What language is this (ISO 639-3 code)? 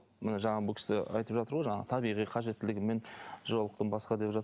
kaz